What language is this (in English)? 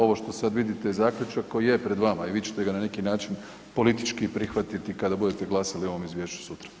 Croatian